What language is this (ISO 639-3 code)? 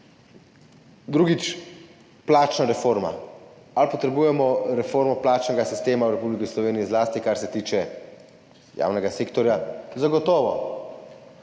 slv